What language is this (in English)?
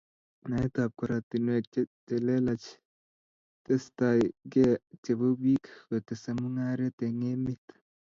Kalenjin